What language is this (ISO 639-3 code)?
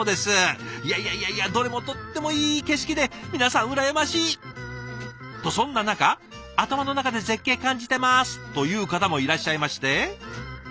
jpn